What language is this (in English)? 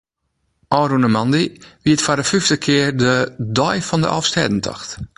Western Frisian